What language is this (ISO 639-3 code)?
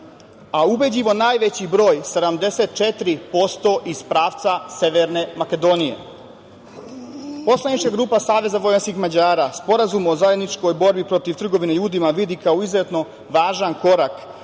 srp